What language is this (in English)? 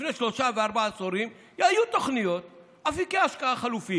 Hebrew